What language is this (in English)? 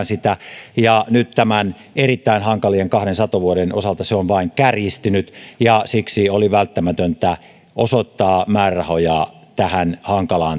Finnish